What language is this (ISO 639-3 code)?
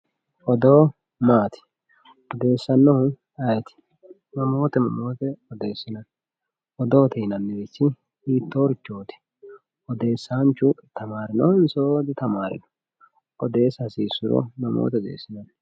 sid